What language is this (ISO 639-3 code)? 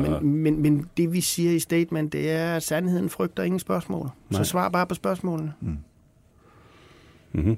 dan